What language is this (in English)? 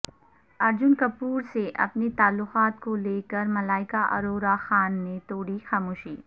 Urdu